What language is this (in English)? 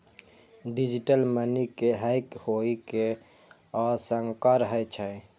Maithili